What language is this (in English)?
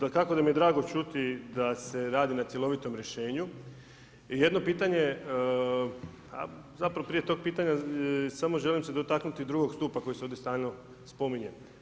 Croatian